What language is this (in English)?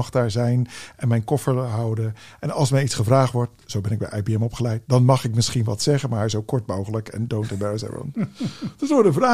Dutch